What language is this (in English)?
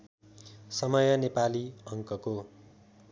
Nepali